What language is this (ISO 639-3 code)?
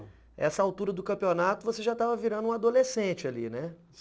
por